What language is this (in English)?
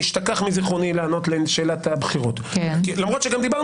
Hebrew